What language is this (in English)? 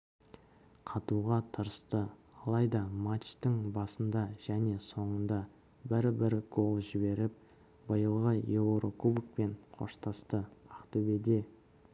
Kazakh